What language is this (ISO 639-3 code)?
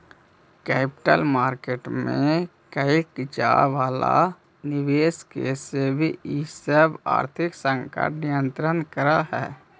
mag